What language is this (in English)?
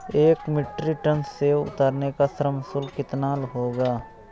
Hindi